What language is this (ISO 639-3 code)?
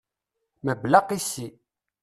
kab